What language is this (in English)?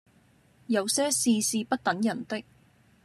Cantonese